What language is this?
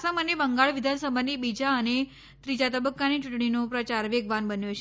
Gujarati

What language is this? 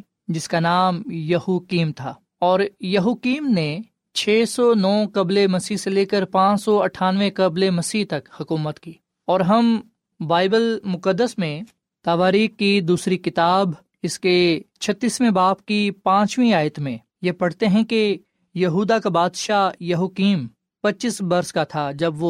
Urdu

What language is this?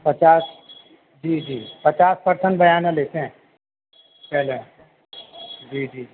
Urdu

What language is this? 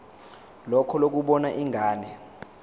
Zulu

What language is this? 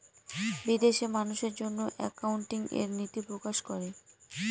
Bangla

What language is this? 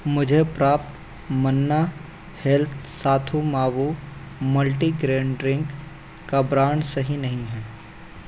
Hindi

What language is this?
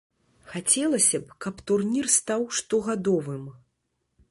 Belarusian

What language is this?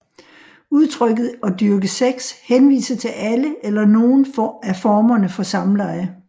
Danish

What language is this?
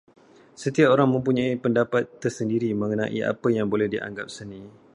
Malay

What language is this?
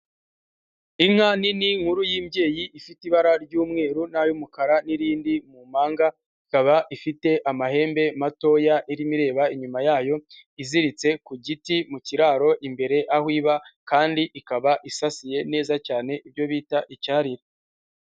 Kinyarwanda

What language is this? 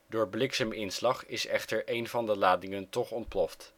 Dutch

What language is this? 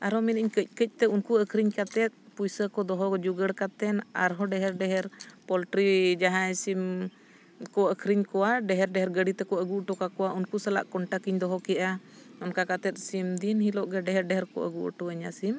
Santali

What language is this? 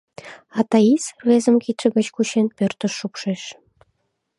Mari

